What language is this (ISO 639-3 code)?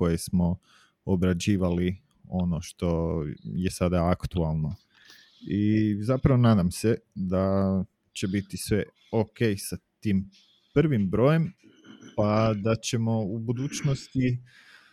hrv